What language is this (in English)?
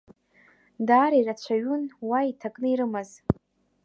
Abkhazian